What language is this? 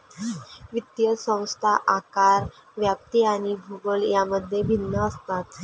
Marathi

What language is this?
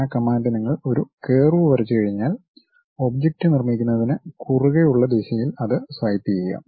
Malayalam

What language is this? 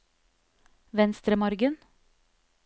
Norwegian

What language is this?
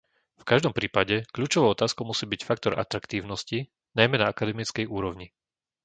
Slovak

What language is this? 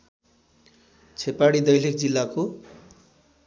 Nepali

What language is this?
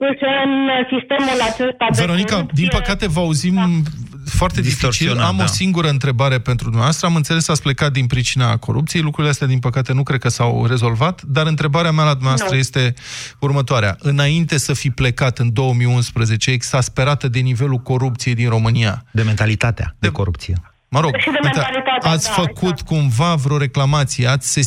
Romanian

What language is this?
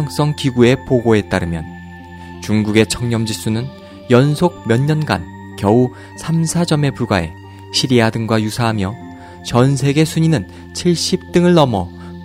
Korean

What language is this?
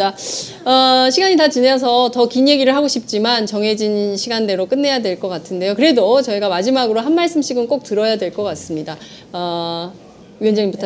Korean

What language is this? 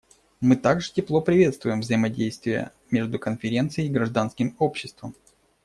Russian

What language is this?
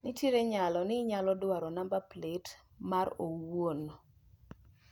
Luo (Kenya and Tanzania)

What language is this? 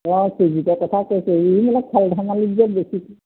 Assamese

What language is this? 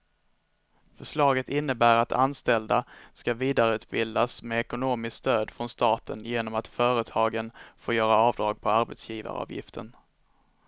Swedish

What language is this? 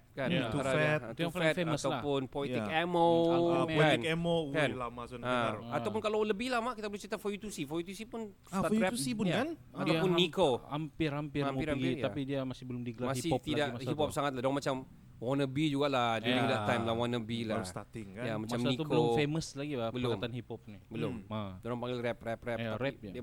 Malay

